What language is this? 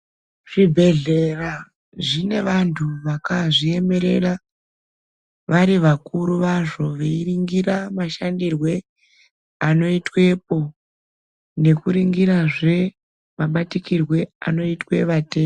Ndau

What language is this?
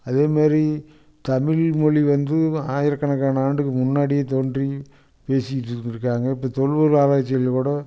Tamil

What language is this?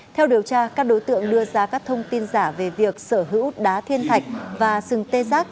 Vietnamese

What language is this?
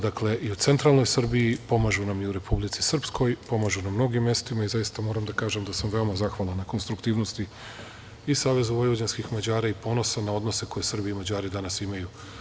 Serbian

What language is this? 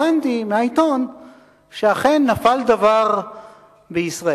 Hebrew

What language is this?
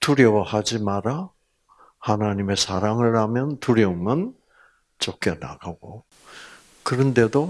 Korean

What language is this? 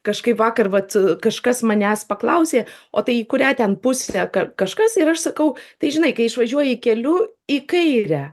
Lithuanian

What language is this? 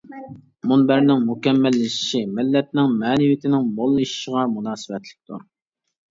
Uyghur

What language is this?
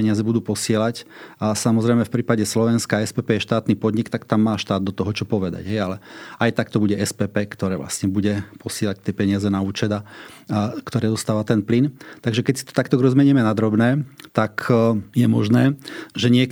Slovak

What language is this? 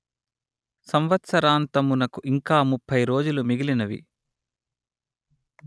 Telugu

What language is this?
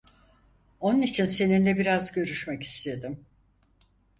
Turkish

